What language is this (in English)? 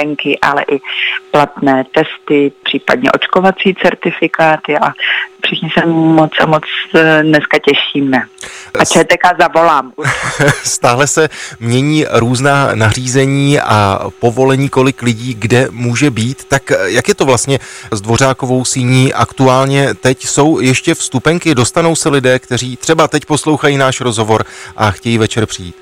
Czech